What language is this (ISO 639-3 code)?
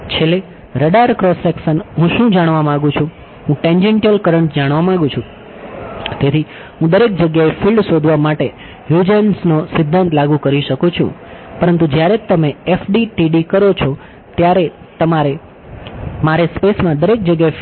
guj